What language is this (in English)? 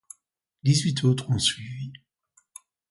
French